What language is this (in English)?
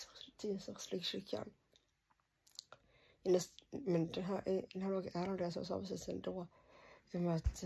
Swedish